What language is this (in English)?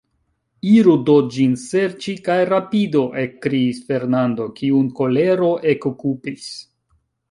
Esperanto